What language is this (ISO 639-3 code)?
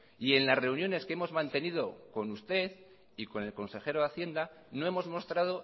spa